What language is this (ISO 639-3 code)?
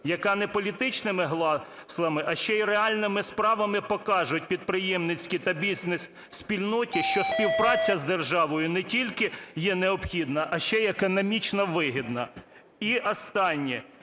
ukr